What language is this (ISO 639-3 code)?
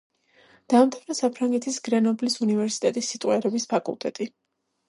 kat